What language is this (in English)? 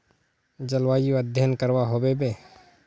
Magahi